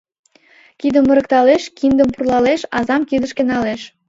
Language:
Mari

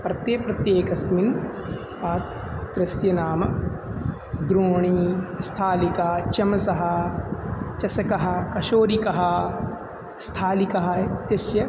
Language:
Sanskrit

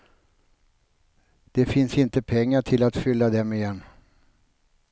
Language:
Swedish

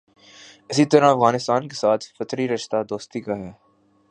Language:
Urdu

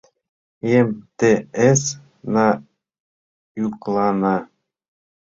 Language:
Mari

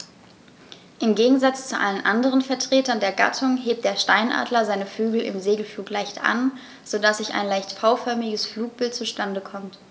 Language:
German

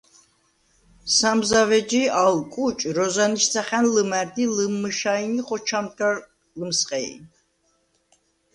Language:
Svan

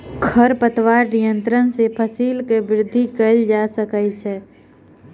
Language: Maithili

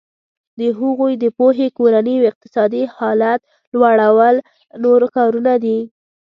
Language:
Pashto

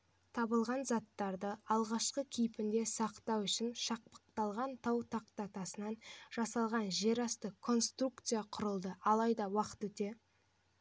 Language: Kazakh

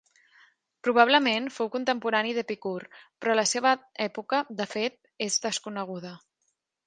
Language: Catalan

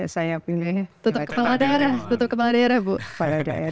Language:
Indonesian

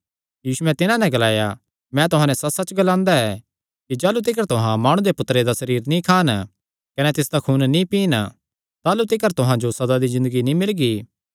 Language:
Kangri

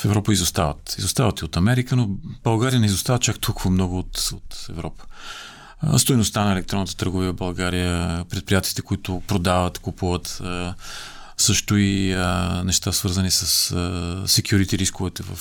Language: Bulgarian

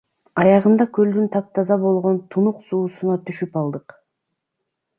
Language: Kyrgyz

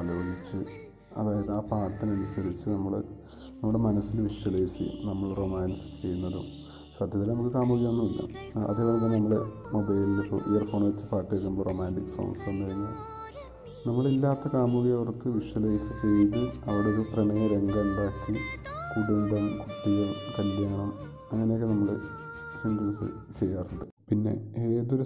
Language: Malayalam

